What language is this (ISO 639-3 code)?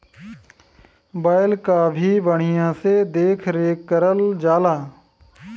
bho